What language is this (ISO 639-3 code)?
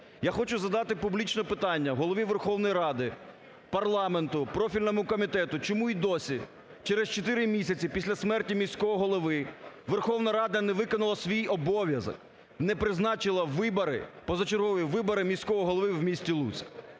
ukr